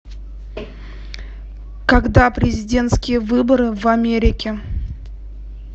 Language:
Russian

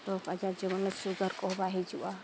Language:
Santali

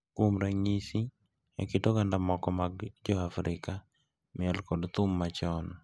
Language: Luo (Kenya and Tanzania)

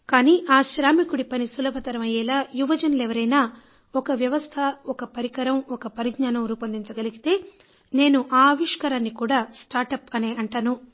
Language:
Telugu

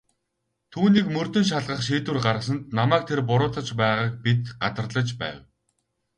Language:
Mongolian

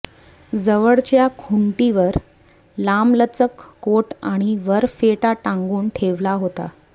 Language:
Marathi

